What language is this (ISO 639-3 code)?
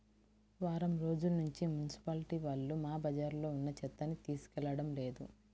tel